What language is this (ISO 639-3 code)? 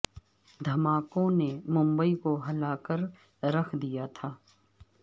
urd